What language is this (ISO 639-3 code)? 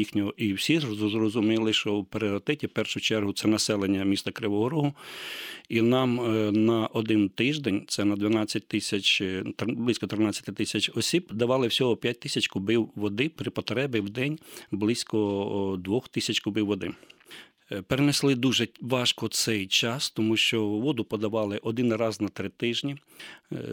ukr